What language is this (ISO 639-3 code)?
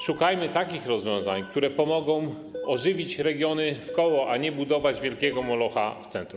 pol